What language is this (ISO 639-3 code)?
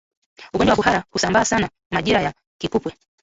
swa